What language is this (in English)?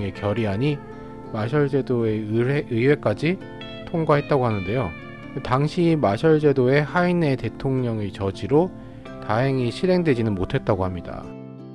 Korean